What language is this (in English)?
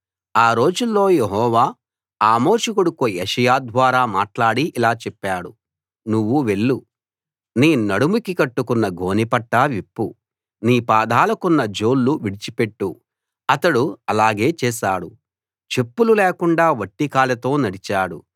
Telugu